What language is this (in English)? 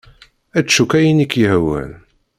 Kabyle